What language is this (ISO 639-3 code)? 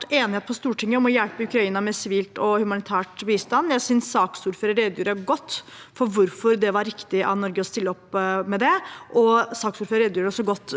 nor